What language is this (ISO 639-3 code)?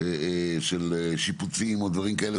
heb